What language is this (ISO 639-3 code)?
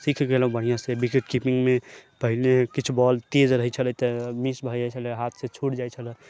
mai